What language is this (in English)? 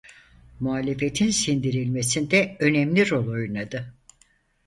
Turkish